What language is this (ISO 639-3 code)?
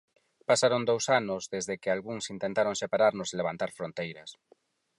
glg